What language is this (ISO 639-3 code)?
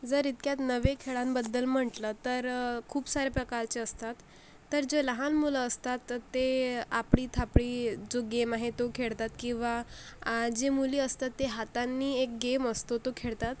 mar